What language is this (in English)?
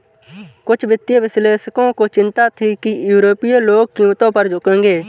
Hindi